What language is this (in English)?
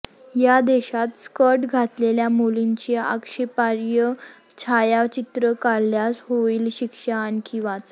Marathi